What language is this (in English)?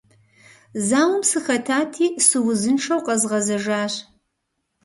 Kabardian